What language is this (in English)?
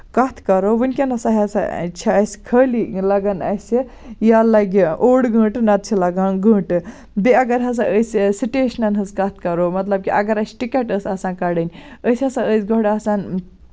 Kashmiri